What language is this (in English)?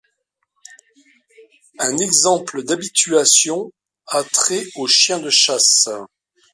French